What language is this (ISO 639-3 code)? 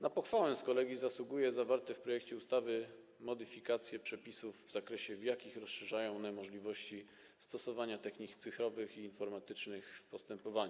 pol